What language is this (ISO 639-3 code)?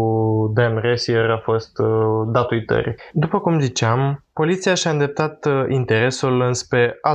ron